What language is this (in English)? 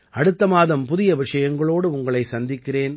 Tamil